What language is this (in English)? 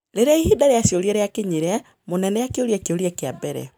Kikuyu